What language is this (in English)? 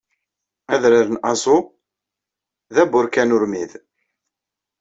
Kabyle